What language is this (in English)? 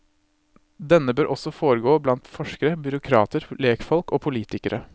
Norwegian